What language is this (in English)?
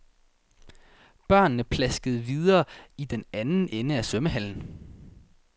Danish